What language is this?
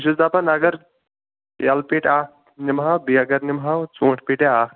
Kashmiri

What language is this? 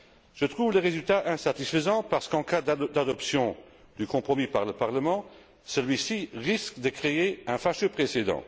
French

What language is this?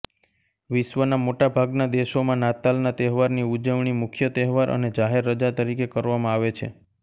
Gujarati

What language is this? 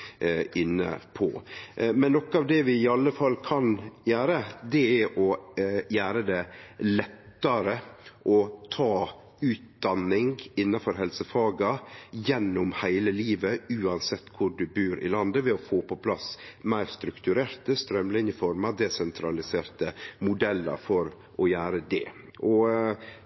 Norwegian Nynorsk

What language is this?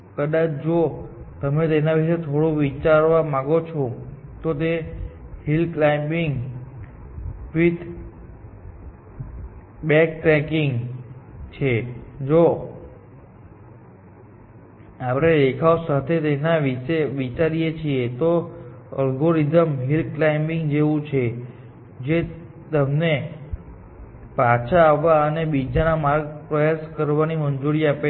Gujarati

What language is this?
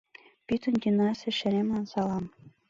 Mari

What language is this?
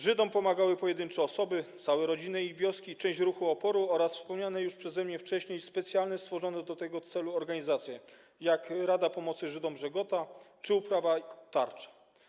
Polish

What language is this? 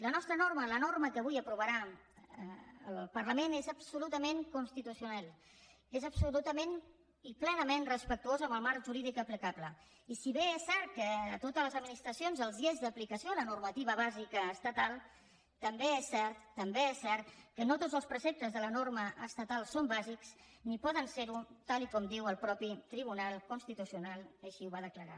Catalan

